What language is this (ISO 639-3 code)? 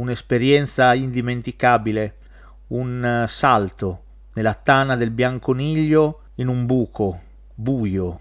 ita